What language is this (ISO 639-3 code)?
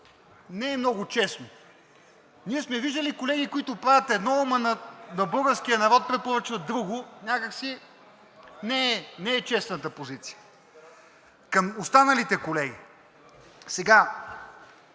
bul